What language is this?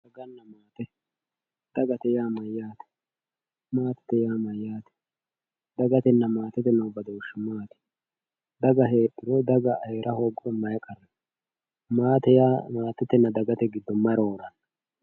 Sidamo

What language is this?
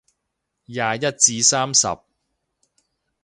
Cantonese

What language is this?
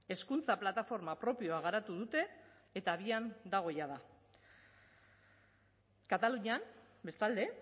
Basque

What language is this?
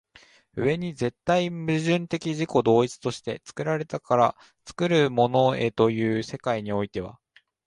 Japanese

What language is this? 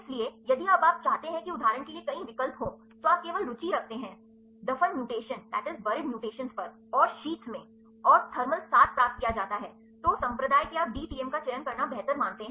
Hindi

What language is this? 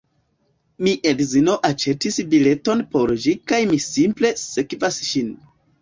Esperanto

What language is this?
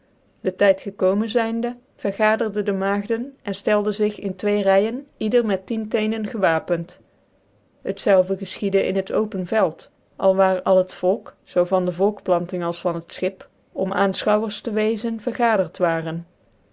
Dutch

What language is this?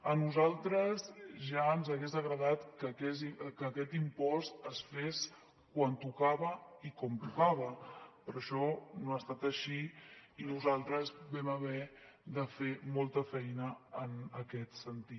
Catalan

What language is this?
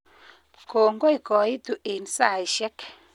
Kalenjin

